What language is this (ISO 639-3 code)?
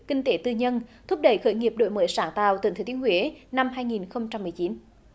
vie